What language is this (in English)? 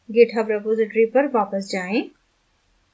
Hindi